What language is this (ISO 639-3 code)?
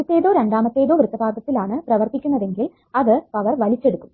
mal